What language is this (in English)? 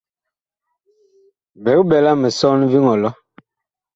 Bakoko